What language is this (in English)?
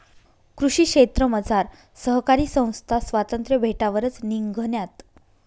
Marathi